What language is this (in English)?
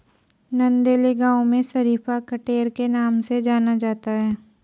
Hindi